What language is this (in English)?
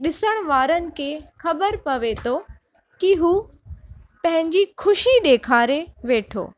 Sindhi